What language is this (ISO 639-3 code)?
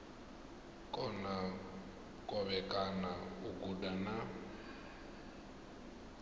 ven